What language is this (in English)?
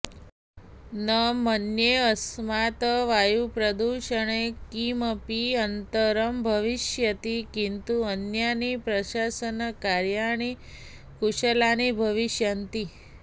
Sanskrit